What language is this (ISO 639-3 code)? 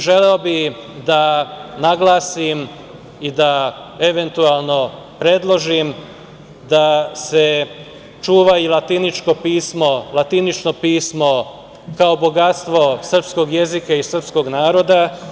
srp